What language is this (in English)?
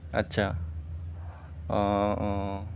Assamese